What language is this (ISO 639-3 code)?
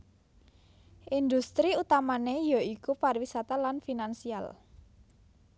jav